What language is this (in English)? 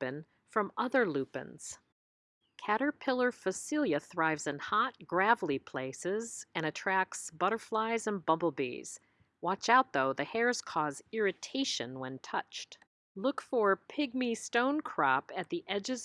English